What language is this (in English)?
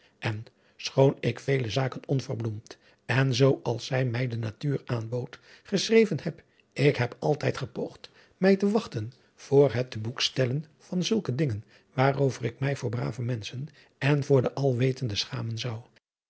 Dutch